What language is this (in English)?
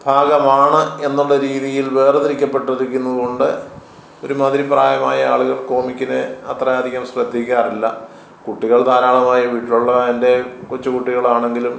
Malayalam